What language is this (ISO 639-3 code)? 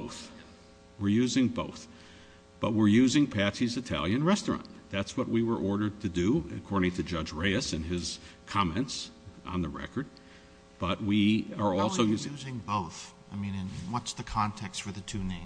eng